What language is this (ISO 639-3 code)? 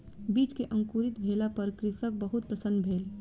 mai